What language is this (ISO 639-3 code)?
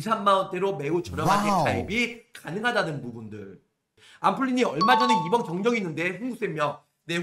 kor